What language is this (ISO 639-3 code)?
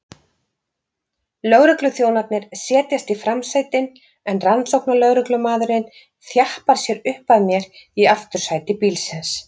isl